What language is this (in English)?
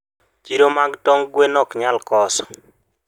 Luo (Kenya and Tanzania)